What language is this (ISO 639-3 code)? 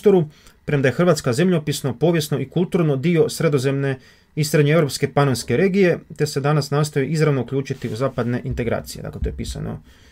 hrv